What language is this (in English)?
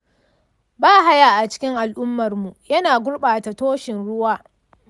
Hausa